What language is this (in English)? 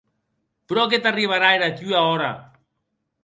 Occitan